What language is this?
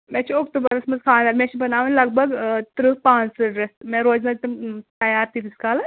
Kashmiri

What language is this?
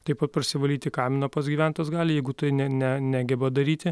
Lithuanian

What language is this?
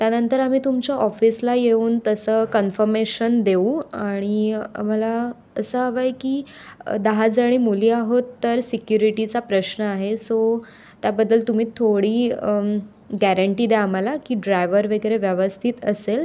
Marathi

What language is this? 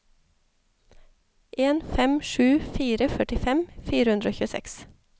Norwegian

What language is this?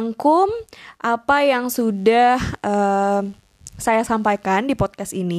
Indonesian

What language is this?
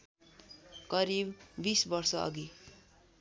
Nepali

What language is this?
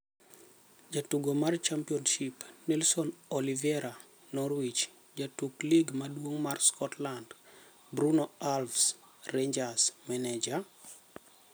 Luo (Kenya and Tanzania)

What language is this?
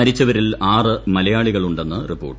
Malayalam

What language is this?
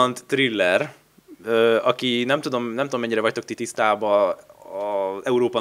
Hungarian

